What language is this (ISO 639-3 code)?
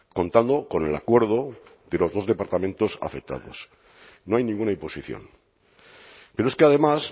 spa